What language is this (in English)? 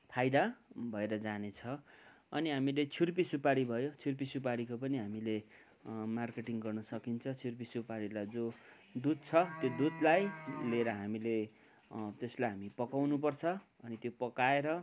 Nepali